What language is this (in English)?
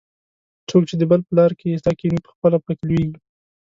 Pashto